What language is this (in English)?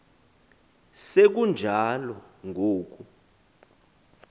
Xhosa